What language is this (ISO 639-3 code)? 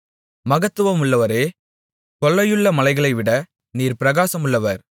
tam